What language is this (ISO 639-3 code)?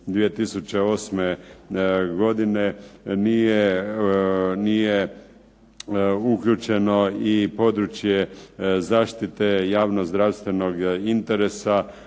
hrv